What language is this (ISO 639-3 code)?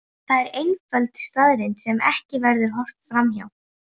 isl